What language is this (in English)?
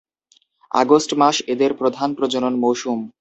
Bangla